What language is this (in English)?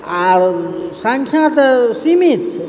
Maithili